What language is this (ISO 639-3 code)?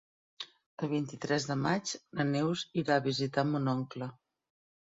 cat